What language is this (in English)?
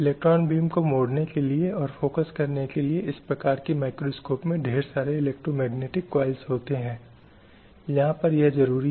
Hindi